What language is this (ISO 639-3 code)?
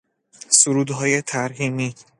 fas